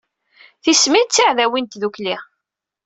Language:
Kabyle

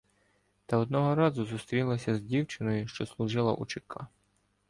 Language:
Ukrainian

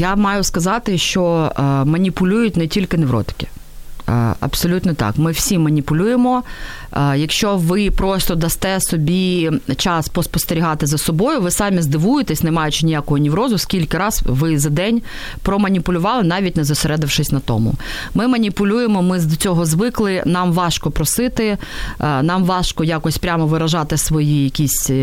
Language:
Ukrainian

